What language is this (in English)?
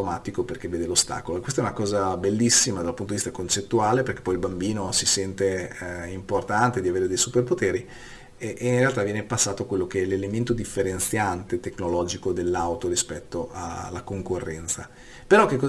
Italian